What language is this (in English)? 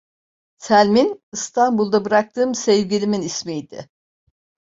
Turkish